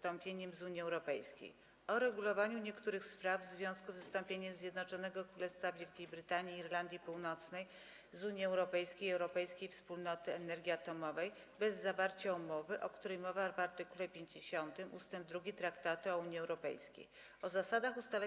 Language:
Polish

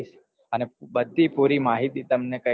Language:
Gujarati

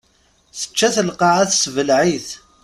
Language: Kabyle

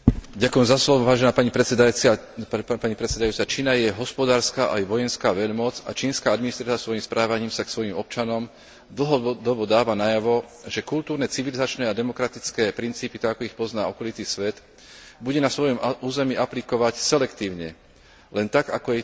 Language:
Slovak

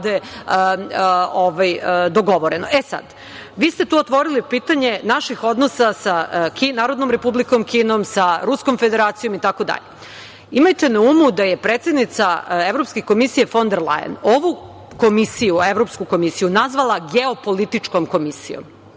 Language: Serbian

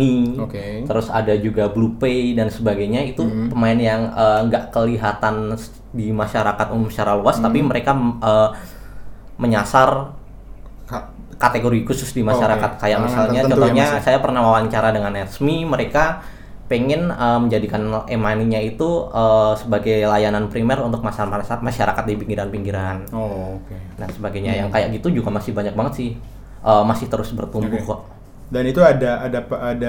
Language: Indonesian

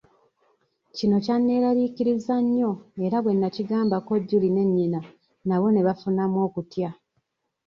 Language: Ganda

